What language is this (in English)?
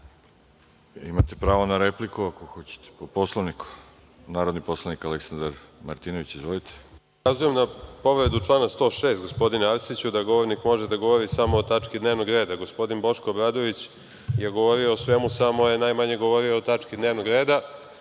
Serbian